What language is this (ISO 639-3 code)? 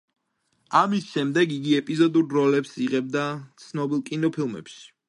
kat